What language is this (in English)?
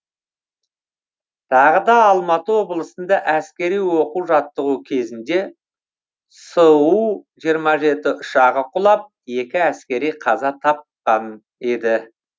Kazakh